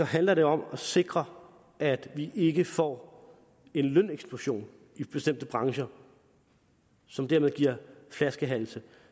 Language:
Danish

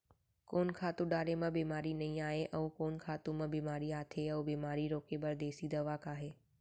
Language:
Chhattisgarhi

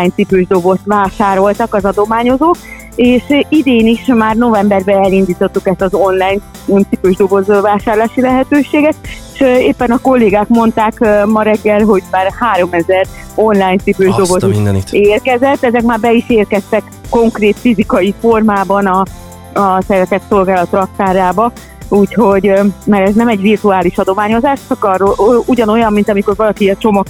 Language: Hungarian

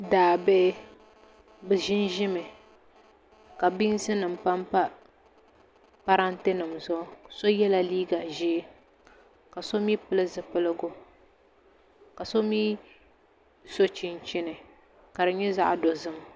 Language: Dagbani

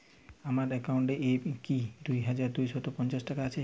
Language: Bangla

